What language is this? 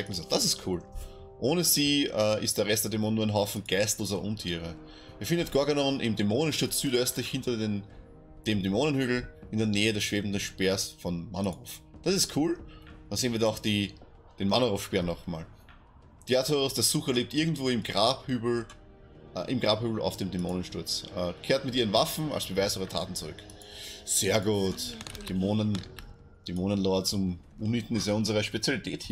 German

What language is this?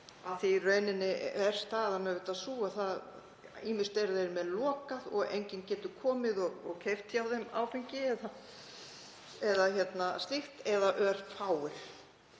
Icelandic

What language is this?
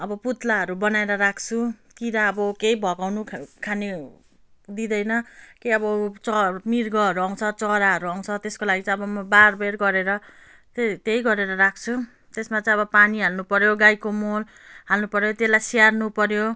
Nepali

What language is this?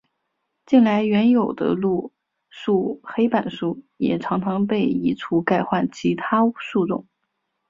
Chinese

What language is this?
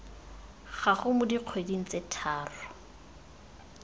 Tswana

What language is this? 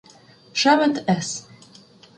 Ukrainian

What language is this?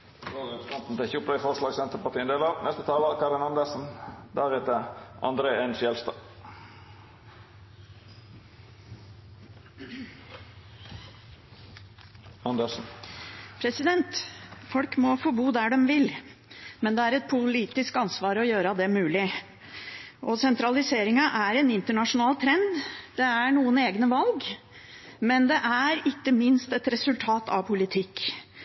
Norwegian Bokmål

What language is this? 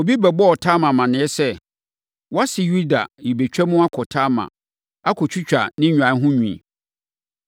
Akan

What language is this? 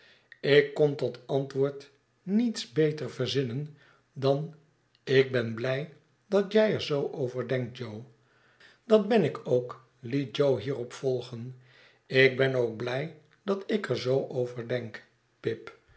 Dutch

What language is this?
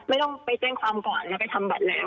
Thai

